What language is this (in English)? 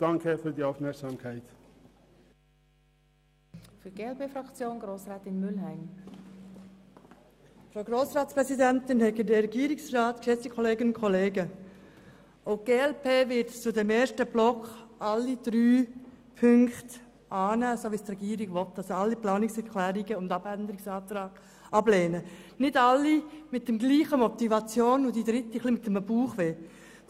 Swiss German